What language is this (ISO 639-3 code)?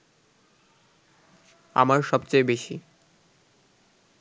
ben